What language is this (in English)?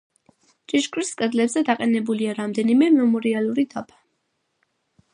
Georgian